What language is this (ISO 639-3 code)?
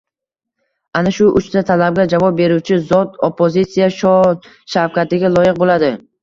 uzb